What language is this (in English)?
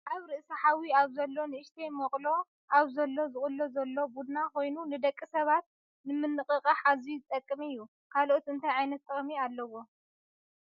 Tigrinya